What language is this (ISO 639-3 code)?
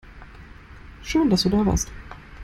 deu